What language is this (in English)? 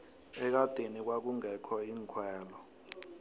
South Ndebele